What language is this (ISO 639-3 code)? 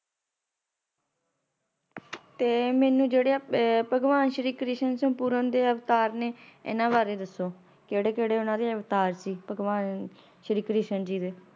pan